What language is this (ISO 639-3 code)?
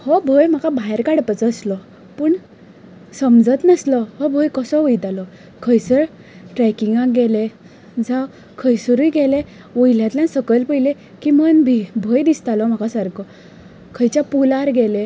kok